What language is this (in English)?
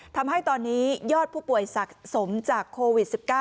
Thai